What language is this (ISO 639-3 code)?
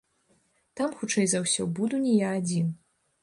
bel